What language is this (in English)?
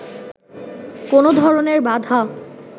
Bangla